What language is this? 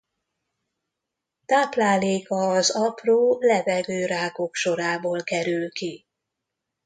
Hungarian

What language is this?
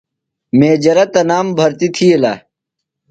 Phalura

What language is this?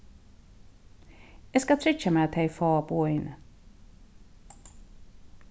Faroese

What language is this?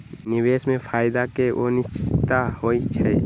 Magahi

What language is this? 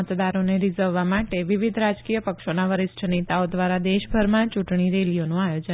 Gujarati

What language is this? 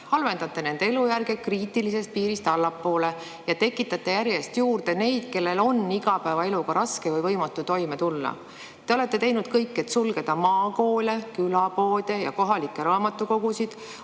Estonian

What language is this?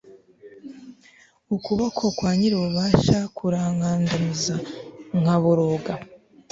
Kinyarwanda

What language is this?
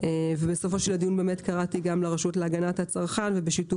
Hebrew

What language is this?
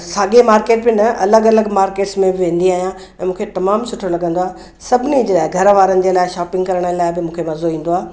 Sindhi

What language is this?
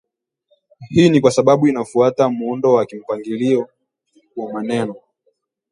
Swahili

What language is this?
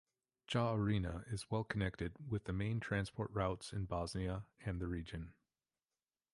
English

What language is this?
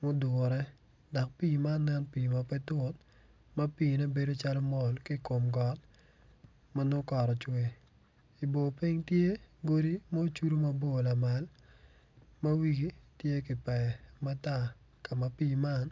Acoli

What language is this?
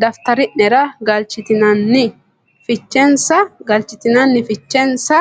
Sidamo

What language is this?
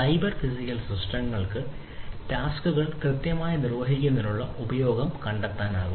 Malayalam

